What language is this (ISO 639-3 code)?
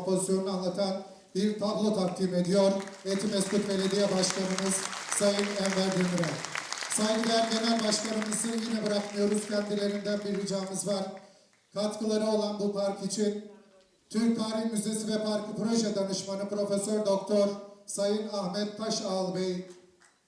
tur